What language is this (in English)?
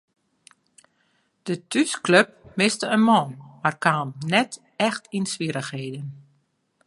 Western Frisian